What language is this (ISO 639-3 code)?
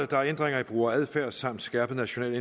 dan